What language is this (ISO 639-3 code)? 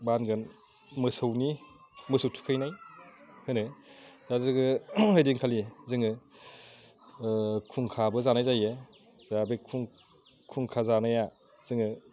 brx